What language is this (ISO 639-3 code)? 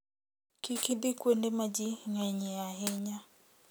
luo